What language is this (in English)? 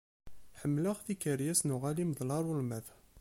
Kabyle